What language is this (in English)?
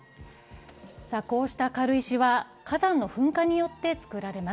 Japanese